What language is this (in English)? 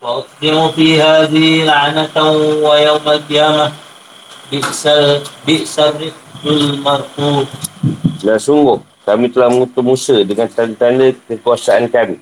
Malay